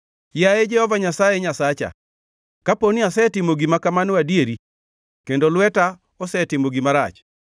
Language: Luo (Kenya and Tanzania)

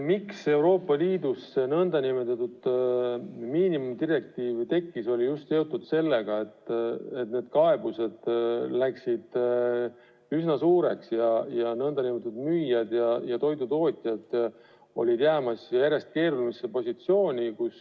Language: Estonian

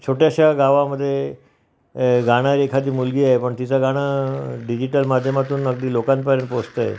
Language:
Marathi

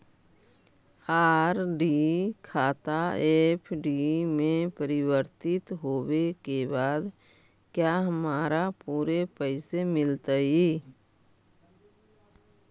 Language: Magahi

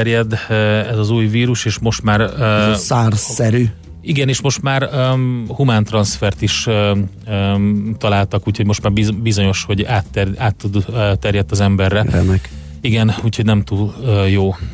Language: Hungarian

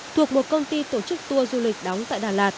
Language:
Vietnamese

